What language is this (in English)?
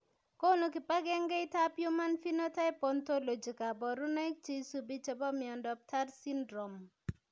Kalenjin